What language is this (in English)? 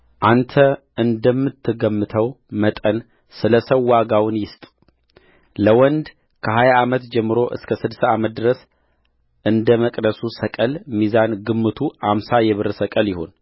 Amharic